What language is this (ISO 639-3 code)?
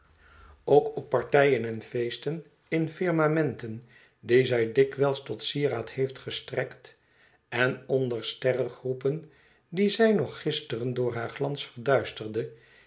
nld